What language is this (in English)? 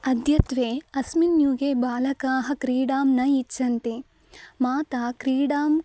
Sanskrit